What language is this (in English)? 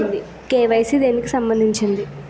Telugu